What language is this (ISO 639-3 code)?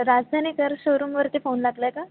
mar